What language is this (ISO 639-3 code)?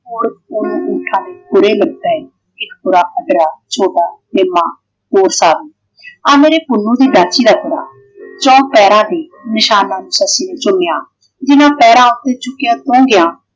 pan